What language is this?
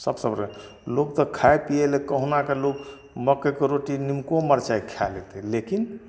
Maithili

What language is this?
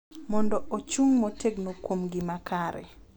Luo (Kenya and Tanzania)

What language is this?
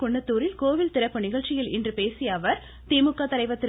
Tamil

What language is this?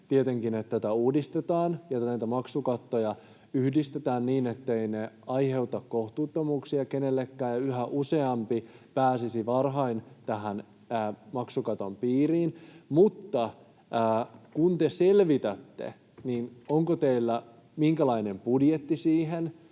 Finnish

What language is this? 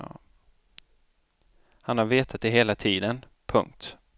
Swedish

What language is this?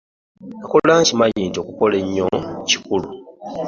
Ganda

